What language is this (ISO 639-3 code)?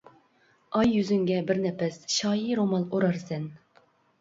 uig